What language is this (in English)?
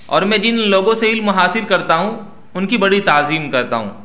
Urdu